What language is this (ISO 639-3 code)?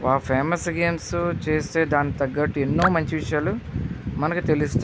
tel